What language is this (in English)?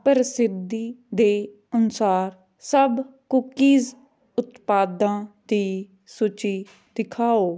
Punjabi